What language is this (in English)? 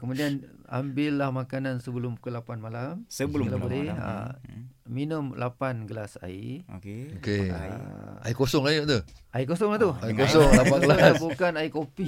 Malay